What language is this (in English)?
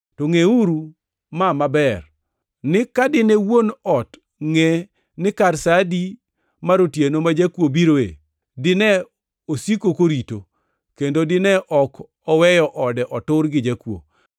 Luo (Kenya and Tanzania)